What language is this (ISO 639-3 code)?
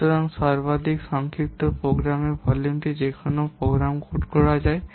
ben